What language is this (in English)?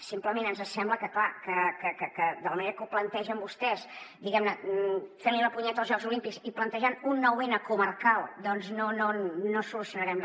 Catalan